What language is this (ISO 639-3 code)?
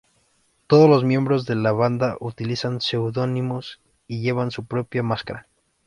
spa